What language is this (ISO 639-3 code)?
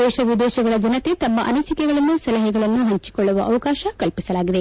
kan